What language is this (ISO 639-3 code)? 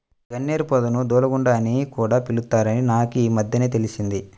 tel